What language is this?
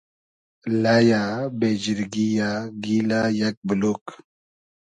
Hazaragi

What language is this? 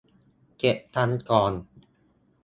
Thai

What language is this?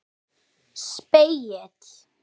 Icelandic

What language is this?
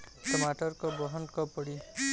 Bhojpuri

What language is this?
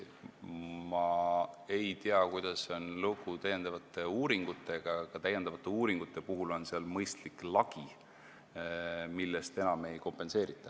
Estonian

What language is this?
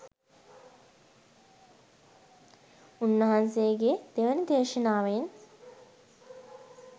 Sinhala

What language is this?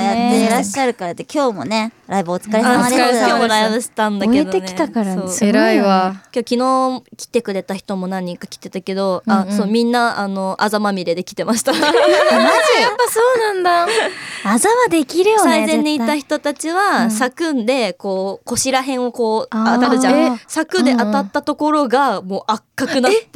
Japanese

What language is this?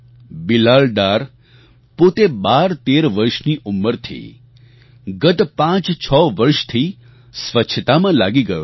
Gujarati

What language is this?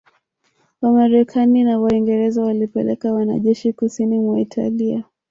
Swahili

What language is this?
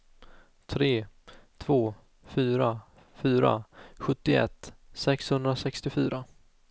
Swedish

